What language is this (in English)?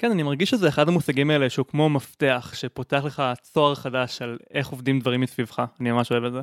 Hebrew